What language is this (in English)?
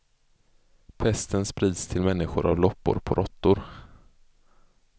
Swedish